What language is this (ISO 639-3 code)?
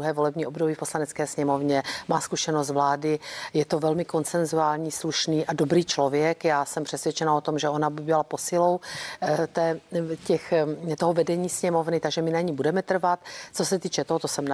ces